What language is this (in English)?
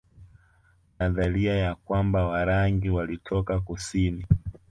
Swahili